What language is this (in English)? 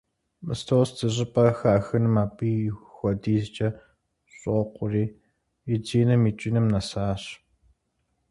Kabardian